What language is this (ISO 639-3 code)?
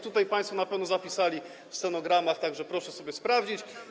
pol